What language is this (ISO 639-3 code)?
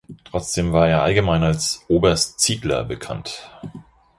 deu